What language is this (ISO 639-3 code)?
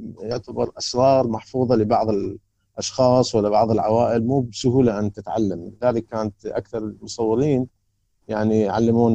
ara